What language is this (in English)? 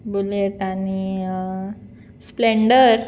Konkani